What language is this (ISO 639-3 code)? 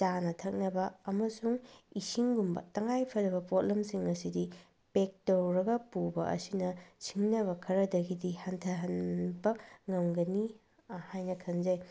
mni